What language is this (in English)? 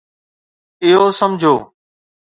Sindhi